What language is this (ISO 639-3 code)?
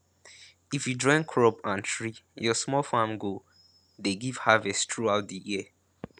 pcm